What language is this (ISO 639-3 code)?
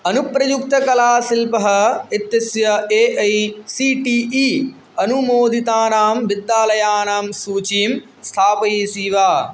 san